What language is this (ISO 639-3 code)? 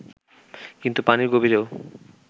ben